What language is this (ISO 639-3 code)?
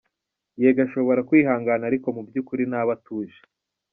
kin